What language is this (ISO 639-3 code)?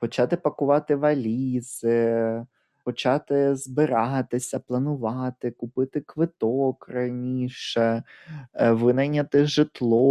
ukr